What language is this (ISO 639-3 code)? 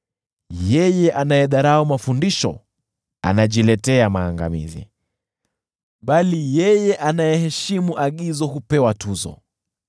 swa